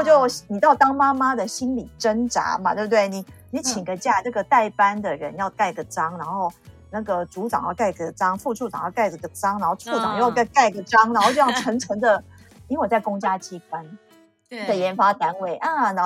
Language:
Chinese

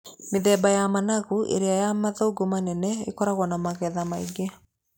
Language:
Kikuyu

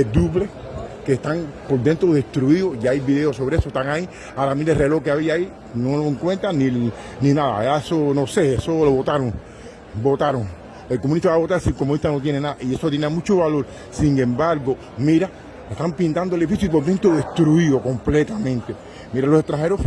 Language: Spanish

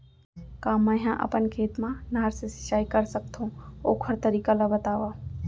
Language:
Chhattisgarhi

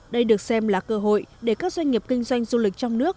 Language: Vietnamese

